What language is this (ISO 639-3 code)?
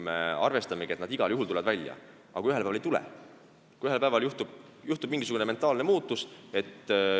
est